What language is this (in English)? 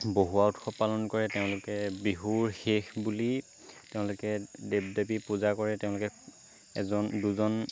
Assamese